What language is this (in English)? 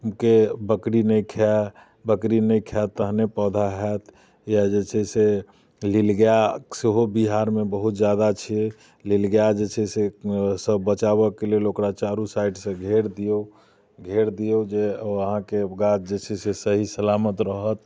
Maithili